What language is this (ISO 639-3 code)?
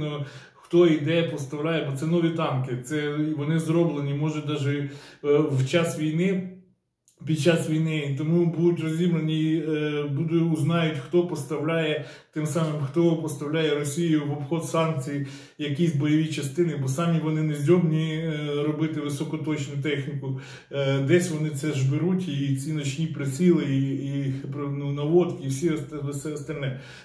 ukr